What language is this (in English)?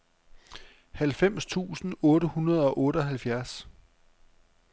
Danish